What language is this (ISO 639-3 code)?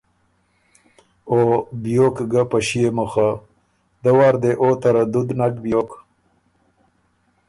oru